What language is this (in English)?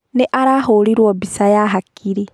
Kikuyu